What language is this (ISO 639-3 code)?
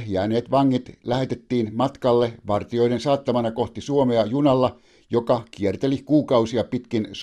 fin